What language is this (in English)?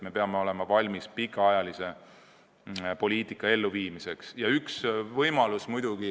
Estonian